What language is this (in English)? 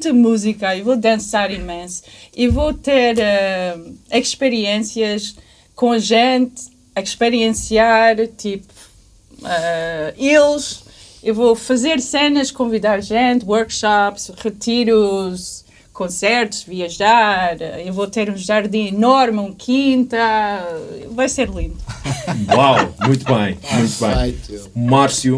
Portuguese